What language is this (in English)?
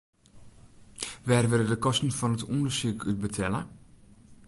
Western Frisian